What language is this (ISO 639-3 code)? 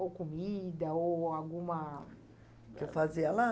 por